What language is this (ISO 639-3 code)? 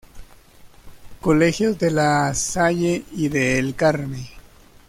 spa